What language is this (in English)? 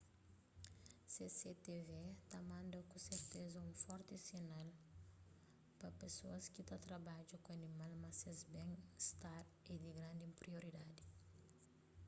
Kabuverdianu